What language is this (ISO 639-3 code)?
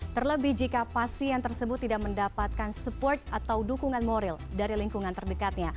ind